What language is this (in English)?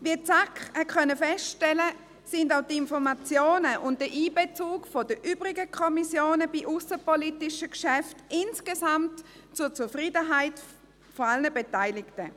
Swiss German